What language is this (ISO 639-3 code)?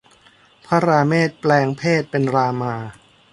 tha